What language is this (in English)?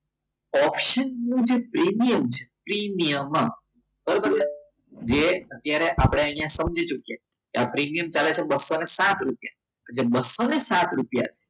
Gujarati